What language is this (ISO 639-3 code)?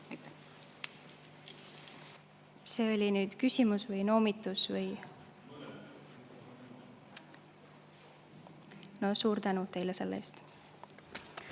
est